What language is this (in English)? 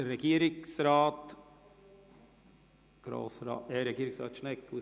Swiss German